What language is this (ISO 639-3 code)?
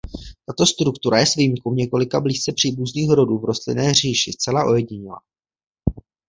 ces